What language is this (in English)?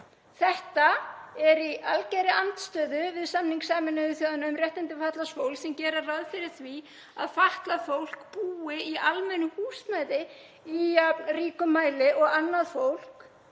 Icelandic